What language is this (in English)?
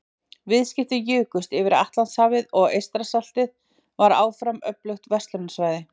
Icelandic